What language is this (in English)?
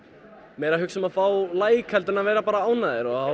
Icelandic